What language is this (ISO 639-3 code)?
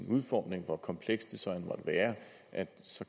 dan